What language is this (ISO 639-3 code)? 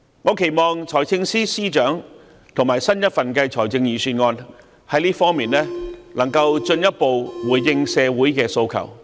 yue